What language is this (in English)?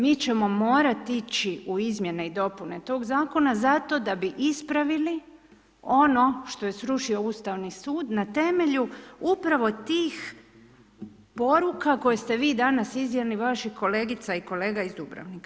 Croatian